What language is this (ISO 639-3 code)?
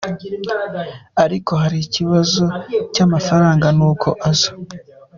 kin